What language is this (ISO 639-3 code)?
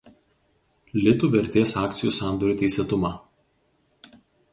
lit